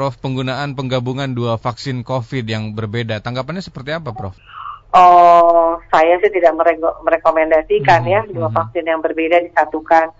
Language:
Indonesian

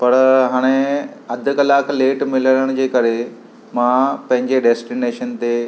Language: Sindhi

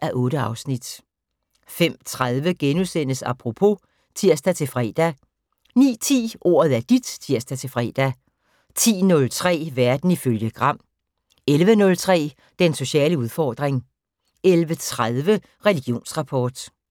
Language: Danish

